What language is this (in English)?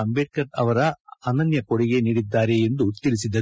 Kannada